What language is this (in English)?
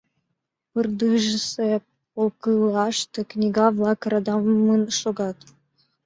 Mari